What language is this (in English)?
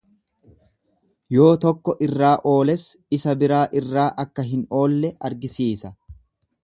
Oromo